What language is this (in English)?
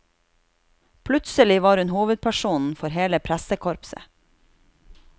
Norwegian